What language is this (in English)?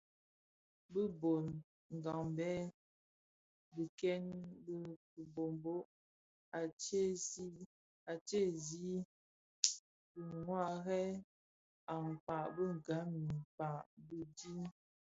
Bafia